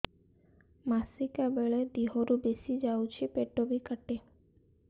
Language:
Odia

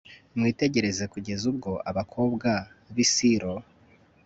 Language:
Kinyarwanda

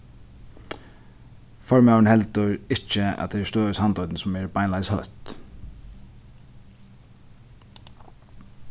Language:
Faroese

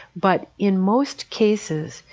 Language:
English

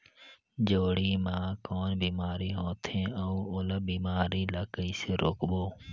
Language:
Chhattisgarhi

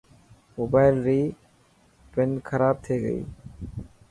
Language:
Dhatki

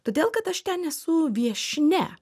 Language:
Lithuanian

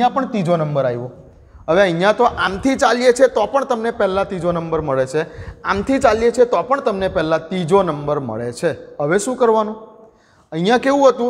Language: Hindi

